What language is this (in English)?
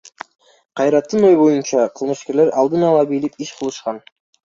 Kyrgyz